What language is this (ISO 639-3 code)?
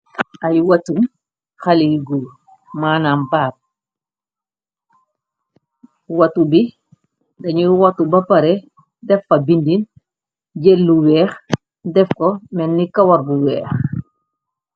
wol